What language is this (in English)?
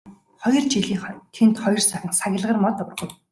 Mongolian